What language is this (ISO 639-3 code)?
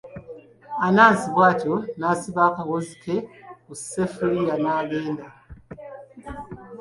lug